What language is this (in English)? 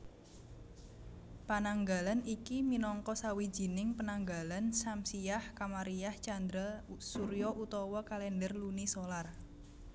Javanese